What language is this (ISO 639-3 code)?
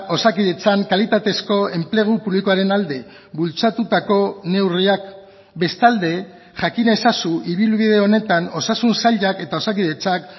eus